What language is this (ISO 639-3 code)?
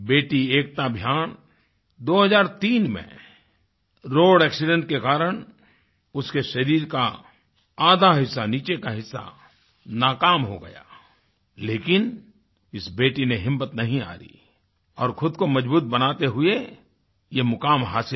hin